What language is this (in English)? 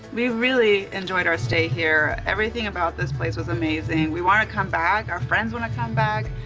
English